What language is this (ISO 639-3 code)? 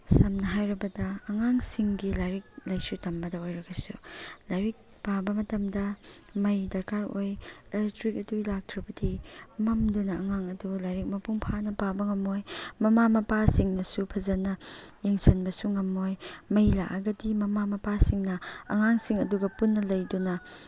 mni